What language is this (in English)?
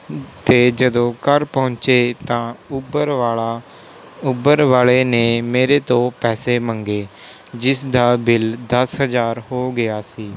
Punjabi